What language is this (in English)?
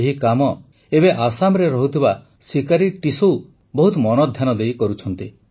Odia